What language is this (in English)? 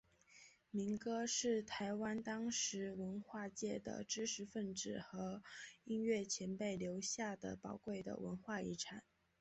Chinese